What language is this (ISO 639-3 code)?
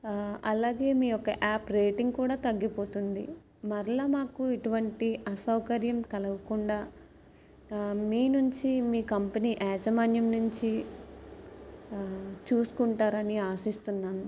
tel